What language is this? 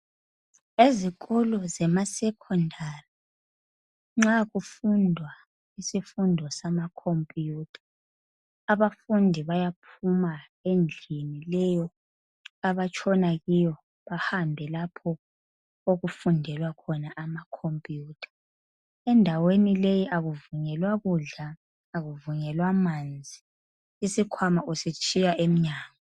North Ndebele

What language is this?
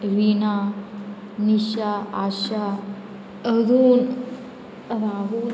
Konkani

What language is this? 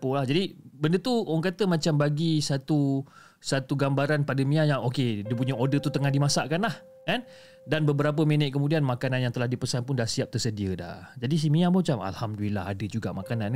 Malay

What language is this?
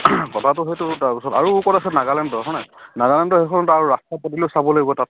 Assamese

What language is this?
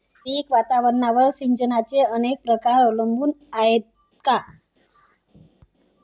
Marathi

